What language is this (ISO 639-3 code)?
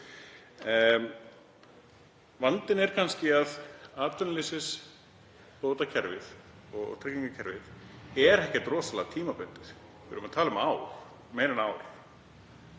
isl